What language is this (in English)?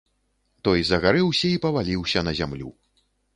Belarusian